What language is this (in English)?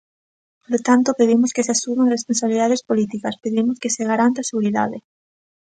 Galician